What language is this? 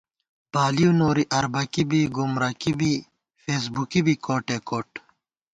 Gawar-Bati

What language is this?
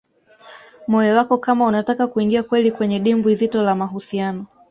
Swahili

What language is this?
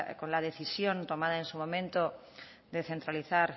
Spanish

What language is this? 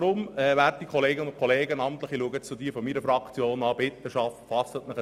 Swiss German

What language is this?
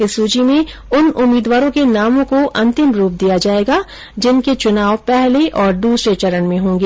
Hindi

